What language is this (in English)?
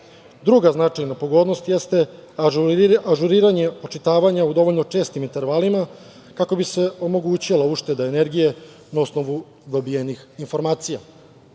Serbian